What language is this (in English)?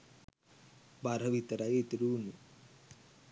Sinhala